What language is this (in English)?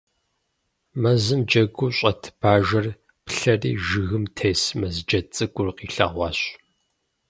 Kabardian